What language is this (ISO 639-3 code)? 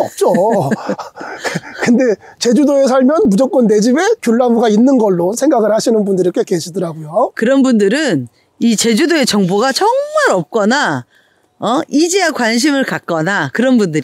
kor